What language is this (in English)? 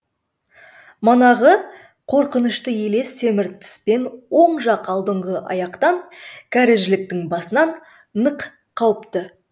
Kazakh